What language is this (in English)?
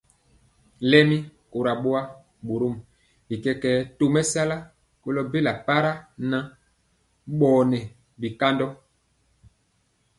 Mpiemo